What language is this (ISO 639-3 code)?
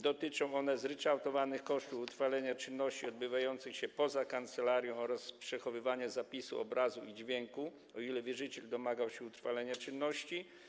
pol